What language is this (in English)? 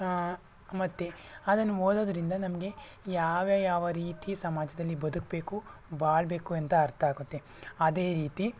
Kannada